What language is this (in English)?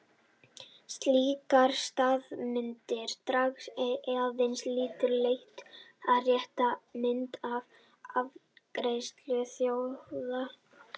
Icelandic